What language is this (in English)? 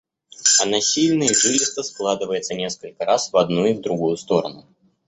Russian